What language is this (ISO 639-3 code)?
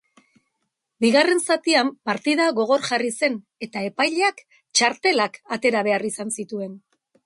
eus